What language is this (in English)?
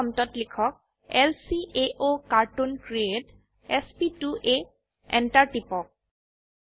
Assamese